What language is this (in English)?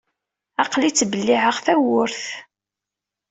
Kabyle